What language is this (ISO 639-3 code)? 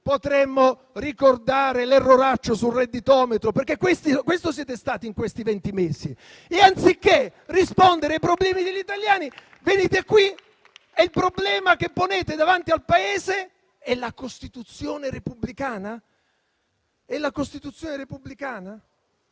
ita